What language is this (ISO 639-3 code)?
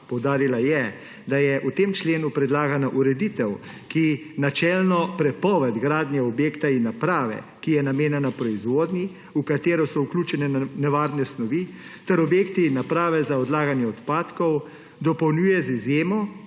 slv